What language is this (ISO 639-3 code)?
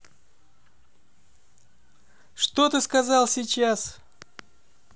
rus